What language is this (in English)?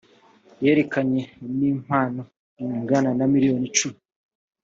Kinyarwanda